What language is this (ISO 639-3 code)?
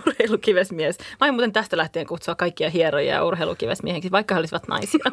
fin